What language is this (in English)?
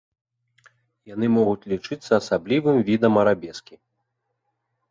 Belarusian